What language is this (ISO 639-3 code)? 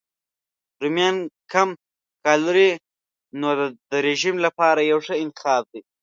pus